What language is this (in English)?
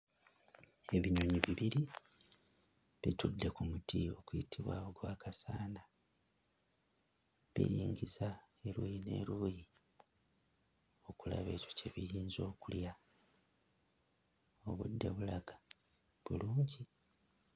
Ganda